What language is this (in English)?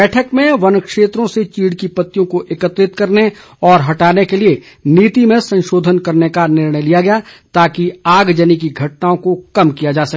Hindi